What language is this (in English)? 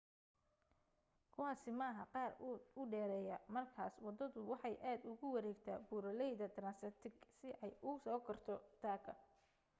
Somali